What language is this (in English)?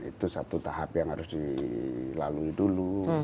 Indonesian